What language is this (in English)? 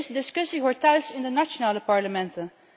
Dutch